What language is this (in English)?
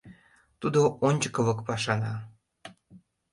Mari